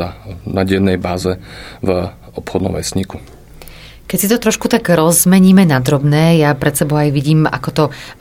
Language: Slovak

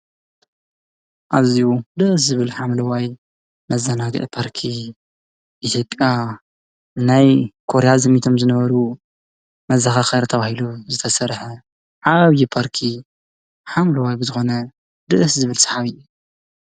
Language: Tigrinya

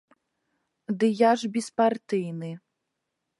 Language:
Belarusian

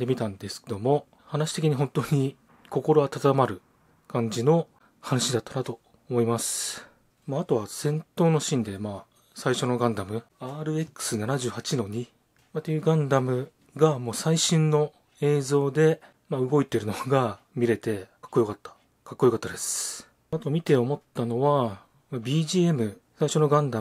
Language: Japanese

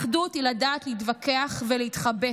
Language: Hebrew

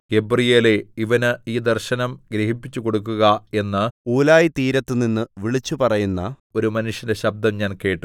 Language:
Malayalam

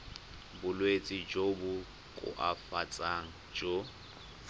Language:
Tswana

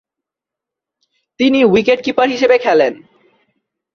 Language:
Bangla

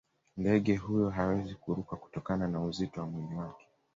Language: Swahili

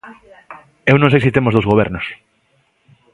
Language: Galician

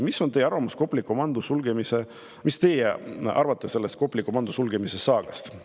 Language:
Estonian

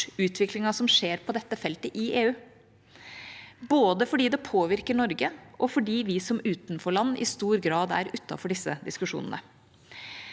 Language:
Norwegian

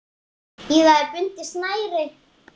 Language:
Icelandic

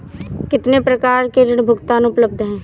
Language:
Hindi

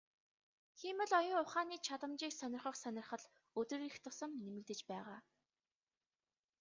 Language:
Mongolian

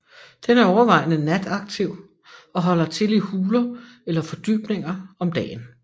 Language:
Danish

